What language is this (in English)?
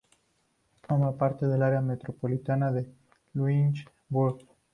Spanish